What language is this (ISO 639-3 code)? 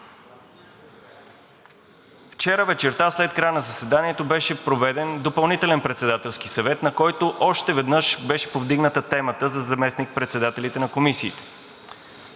bul